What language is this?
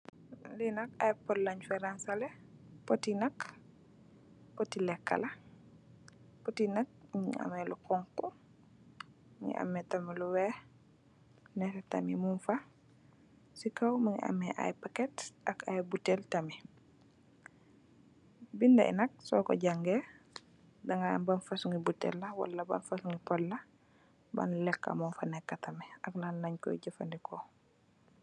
Wolof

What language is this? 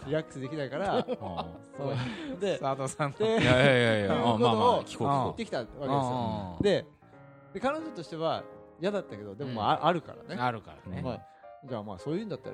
Japanese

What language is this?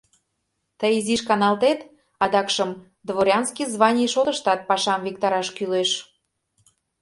Mari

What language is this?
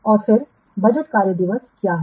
Hindi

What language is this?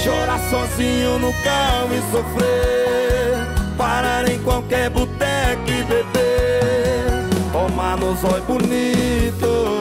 Portuguese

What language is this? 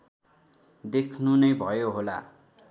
Nepali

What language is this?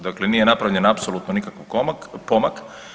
Croatian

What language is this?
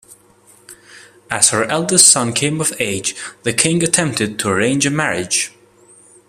English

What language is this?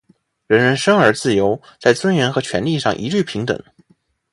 Chinese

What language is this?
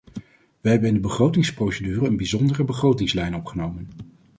Dutch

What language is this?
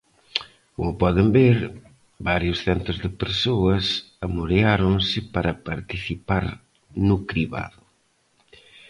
Galician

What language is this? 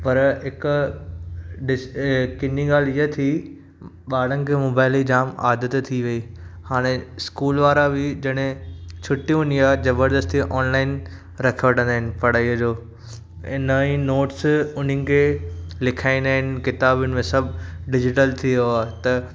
Sindhi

